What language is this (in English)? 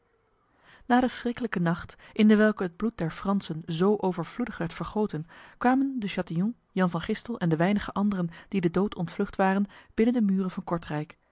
Dutch